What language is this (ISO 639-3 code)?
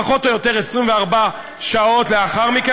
heb